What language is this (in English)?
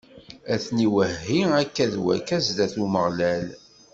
Kabyle